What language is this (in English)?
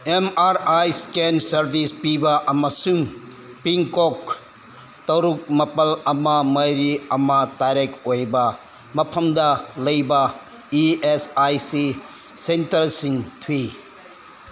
Manipuri